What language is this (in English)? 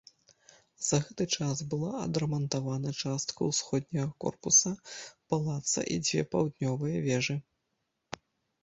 Belarusian